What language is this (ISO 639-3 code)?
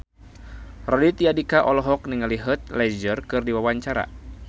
sun